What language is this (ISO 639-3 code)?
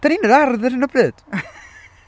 cym